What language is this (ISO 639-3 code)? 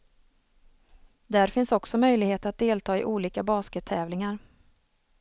swe